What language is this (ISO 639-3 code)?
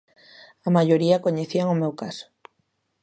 glg